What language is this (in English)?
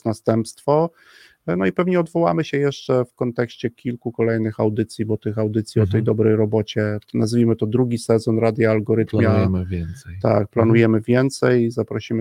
Polish